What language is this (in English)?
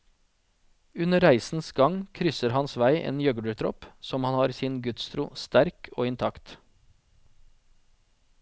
Norwegian